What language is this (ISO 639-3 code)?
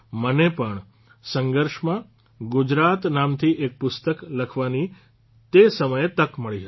guj